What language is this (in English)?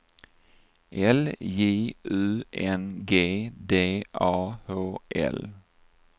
Swedish